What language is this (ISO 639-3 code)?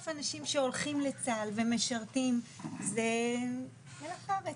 heb